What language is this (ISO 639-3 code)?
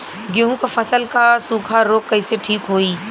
bho